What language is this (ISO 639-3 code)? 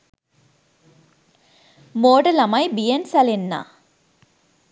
sin